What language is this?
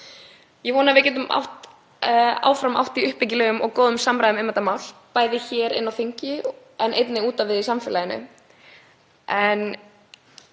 Icelandic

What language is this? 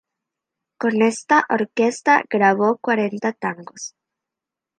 Spanish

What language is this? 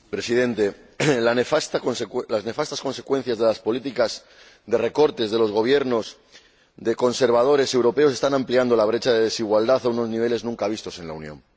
Spanish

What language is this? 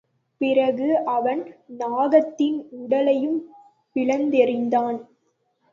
Tamil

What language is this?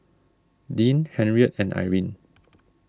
English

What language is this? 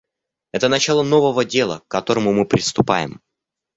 Russian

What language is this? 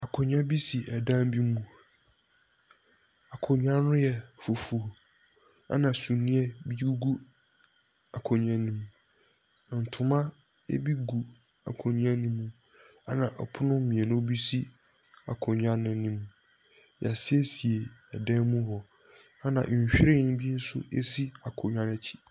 Akan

